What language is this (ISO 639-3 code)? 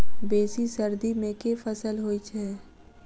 mai